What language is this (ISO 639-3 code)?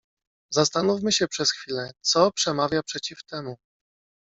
pol